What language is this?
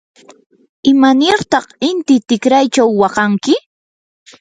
Yanahuanca Pasco Quechua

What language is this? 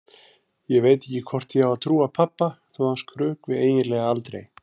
Icelandic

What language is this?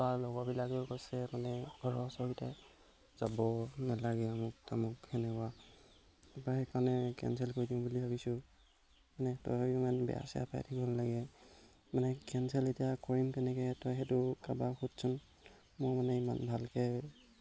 Assamese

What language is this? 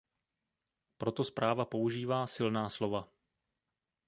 Czech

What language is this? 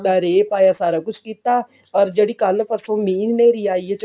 Punjabi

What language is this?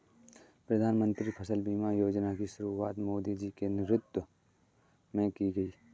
Hindi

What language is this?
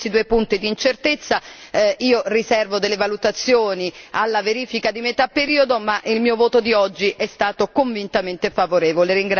Italian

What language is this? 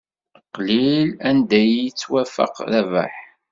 Kabyle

